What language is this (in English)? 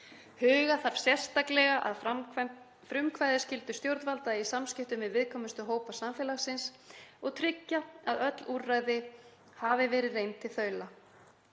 Icelandic